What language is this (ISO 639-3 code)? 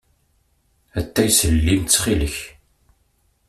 kab